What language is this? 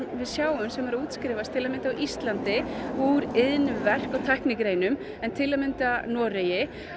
Icelandic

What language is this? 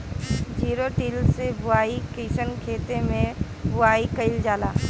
Bhojpuri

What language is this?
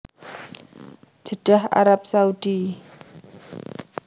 Javanese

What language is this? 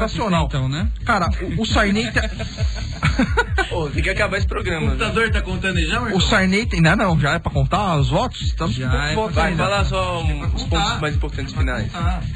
Portuguese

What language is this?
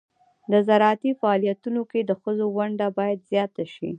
Pashto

